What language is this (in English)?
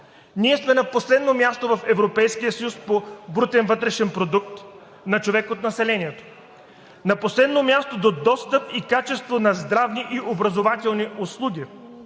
Bulgarian